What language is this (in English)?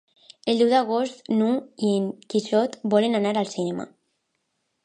Catalan